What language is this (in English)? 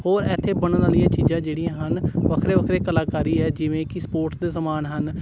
Punjabi